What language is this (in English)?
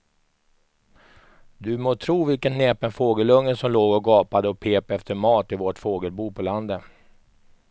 Swedish